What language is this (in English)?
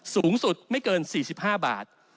Thai